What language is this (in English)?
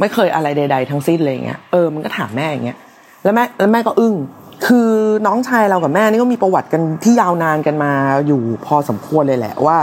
Thai